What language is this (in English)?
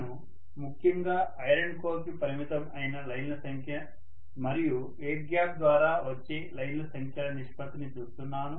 Telugu